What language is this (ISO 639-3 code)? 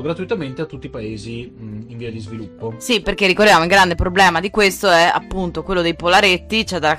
ita